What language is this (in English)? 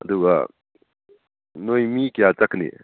Manipuri